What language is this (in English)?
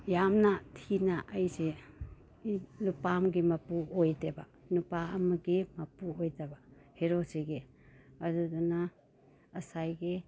Manipuri